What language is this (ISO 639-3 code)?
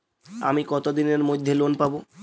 ben